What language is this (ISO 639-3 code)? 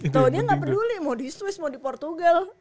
ind